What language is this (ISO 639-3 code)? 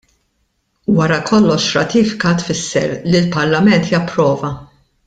mlt